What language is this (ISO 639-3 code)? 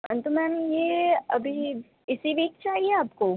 urd